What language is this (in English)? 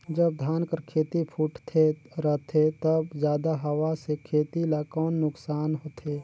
Chhattisgarhi